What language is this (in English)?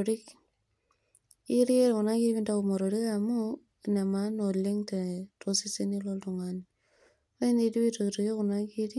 Masai